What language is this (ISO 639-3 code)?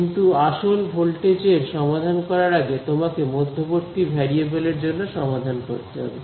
ben